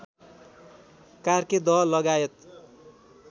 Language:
Nepali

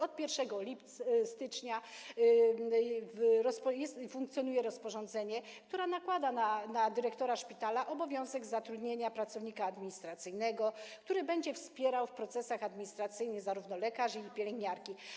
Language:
Polish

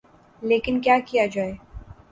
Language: Urdu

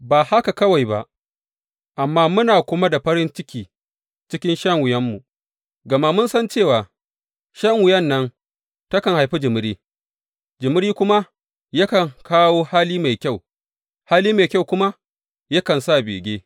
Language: Hausa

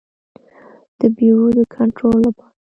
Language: Pashto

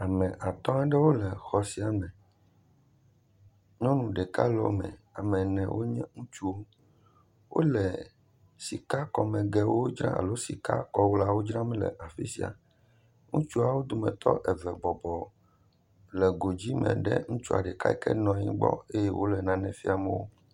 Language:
Ewe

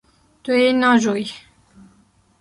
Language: Kurdish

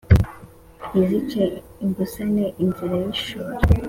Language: Kinyarwanda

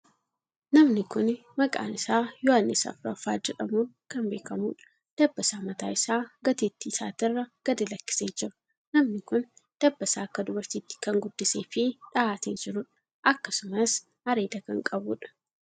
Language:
Oromo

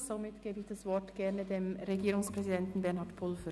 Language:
Swiss German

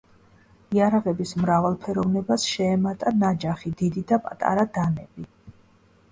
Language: Georgian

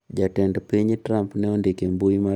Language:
Luo (Kenya and Tanzania)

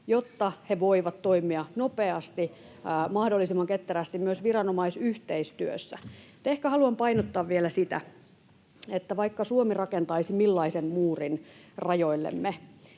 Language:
Finnish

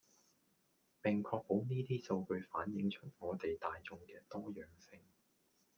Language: Cantonese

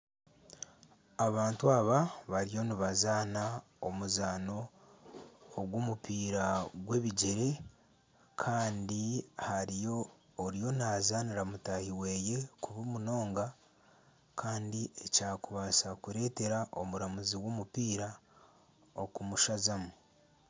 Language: Nyankole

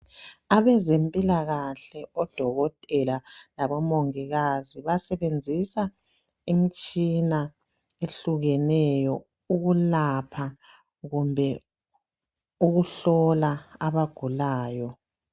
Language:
North Ndebele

